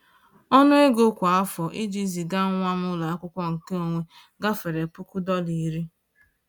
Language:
Igbo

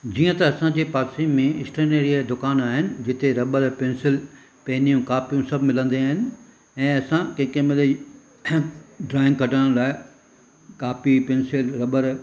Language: Sindhi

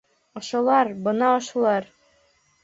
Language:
Bashkir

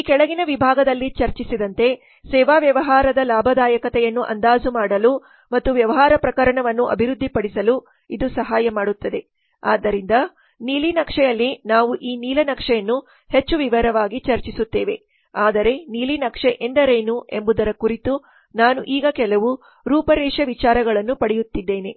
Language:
Kannada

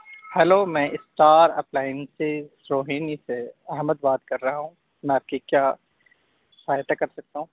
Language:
Urdu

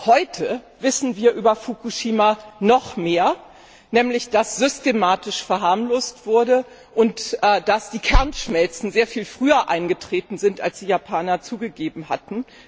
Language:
German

